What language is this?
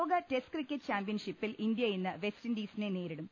Malayalam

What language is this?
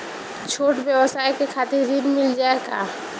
Bhojpuri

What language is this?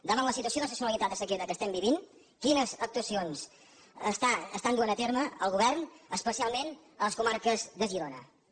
Catalan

